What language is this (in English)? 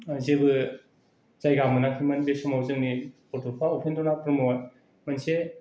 Bodo